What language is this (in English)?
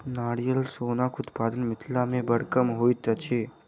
Maithili